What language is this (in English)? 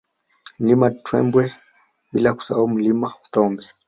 Swahili